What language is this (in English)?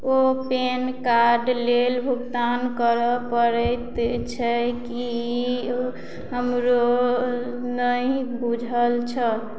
Maithili